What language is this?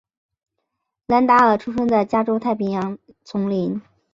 Chinese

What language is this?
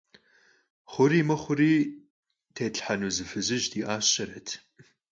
Kabardian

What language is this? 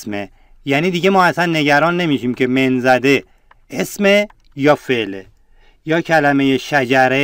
Persian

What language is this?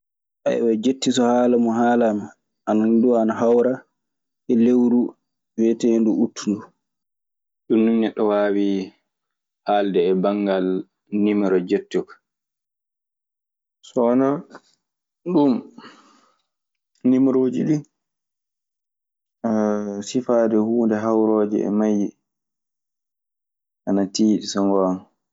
Maasina Fulfulde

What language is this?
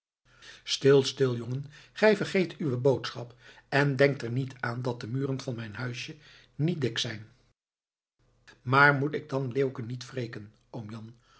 Dutch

